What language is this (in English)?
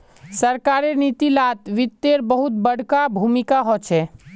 Magahi